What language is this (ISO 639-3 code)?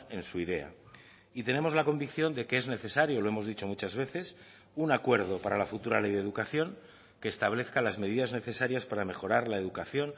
spa